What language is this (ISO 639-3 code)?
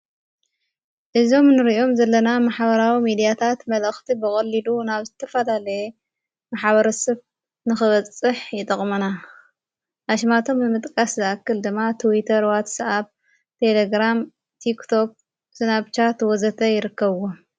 tir